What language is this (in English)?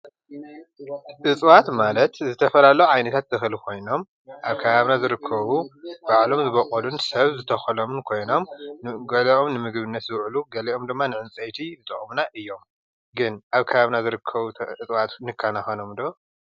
Tigrinya